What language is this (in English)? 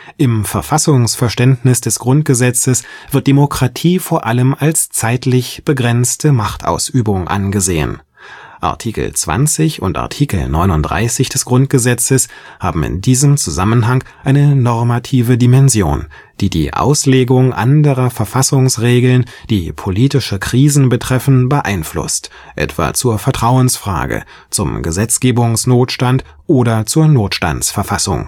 German